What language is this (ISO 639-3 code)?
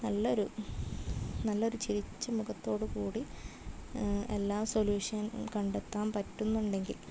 mal